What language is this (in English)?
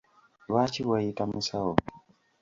Ganda